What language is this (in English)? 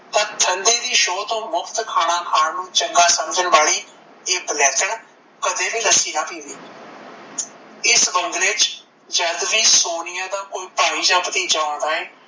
Punjabi